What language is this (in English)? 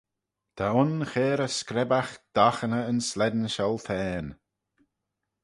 Manx